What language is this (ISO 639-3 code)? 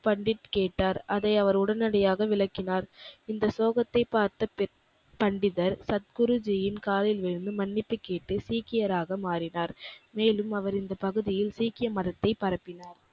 tam